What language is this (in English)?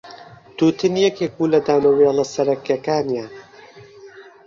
Central Kurdish